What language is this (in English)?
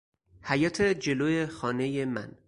Persian